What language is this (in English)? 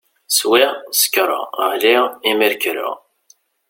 Kabyle